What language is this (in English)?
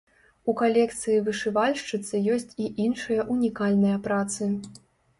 Belarusian